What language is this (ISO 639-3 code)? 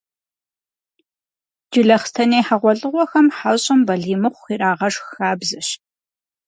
kbd